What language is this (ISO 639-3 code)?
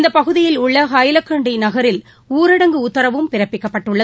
tam